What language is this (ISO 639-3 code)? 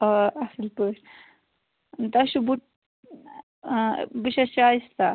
kas